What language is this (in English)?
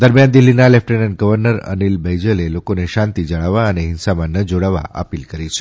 Gujarati